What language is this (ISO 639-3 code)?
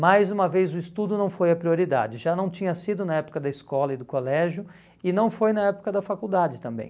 por